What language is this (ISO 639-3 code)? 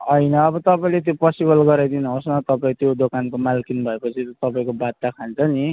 nep